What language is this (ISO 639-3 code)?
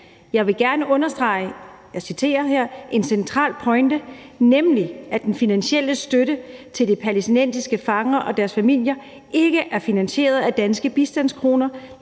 dan